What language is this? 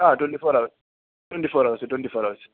Malayalam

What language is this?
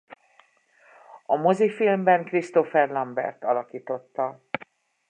Hungarian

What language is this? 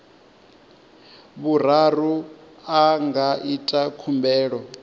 Venda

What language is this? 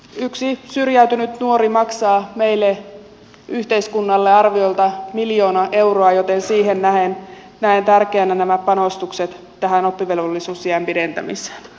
Finnish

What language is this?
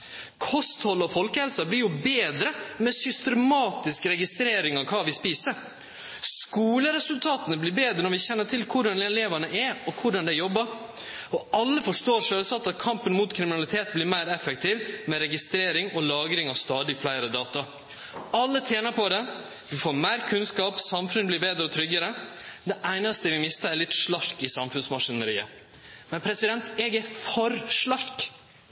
Norwegian Nynorsk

